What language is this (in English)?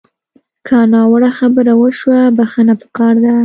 Pashto